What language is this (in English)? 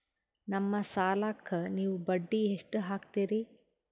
Kannada